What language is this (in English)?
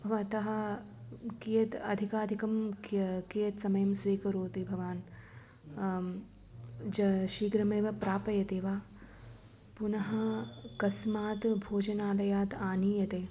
Sanskrit